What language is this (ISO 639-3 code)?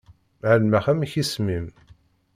kab